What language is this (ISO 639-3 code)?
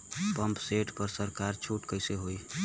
bho